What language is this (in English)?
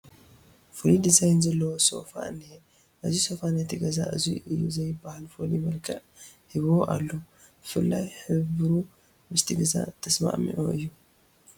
Tigrinya